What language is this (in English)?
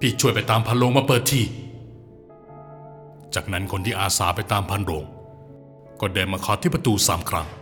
Thai